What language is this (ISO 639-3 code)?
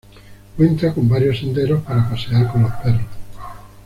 spa